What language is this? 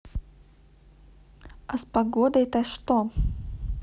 Russian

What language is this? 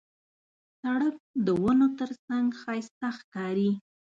Pashto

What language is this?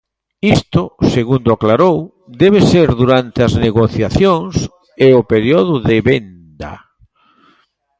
Galician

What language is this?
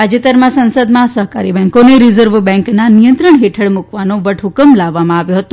Gujarati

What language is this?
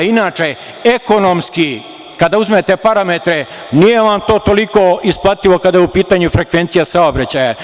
Serbian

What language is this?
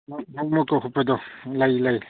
Manipuri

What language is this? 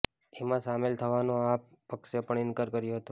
Gujarati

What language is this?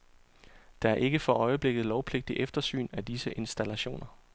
Danish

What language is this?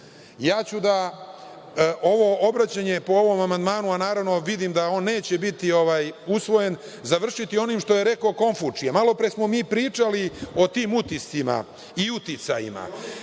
Serbian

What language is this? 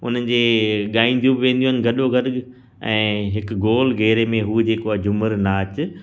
Sindhi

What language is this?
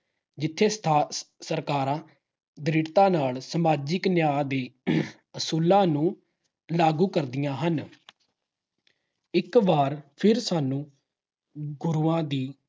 Punjabi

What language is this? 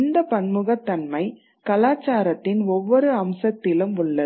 Tamil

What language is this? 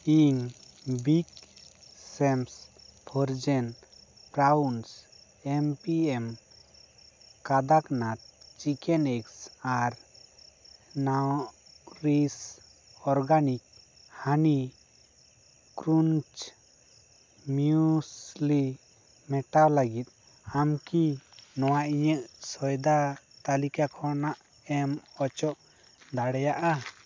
Santali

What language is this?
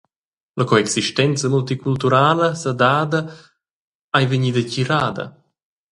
Romansh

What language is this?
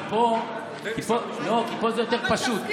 Hebrew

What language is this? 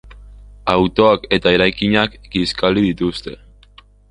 Basque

